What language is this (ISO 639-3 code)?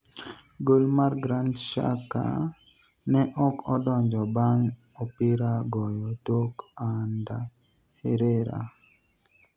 luo